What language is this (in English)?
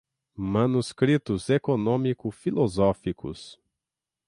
Portuguese